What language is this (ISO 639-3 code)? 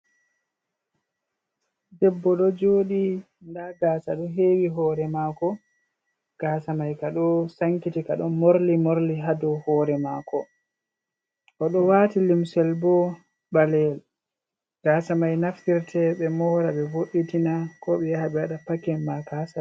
ful